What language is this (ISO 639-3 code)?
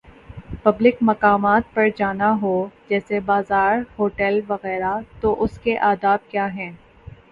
urd